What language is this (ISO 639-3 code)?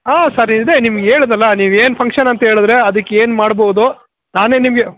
kan